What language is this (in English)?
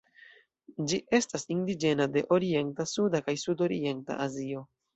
Esperanto